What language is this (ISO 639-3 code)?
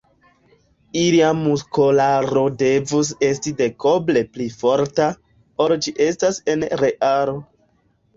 epo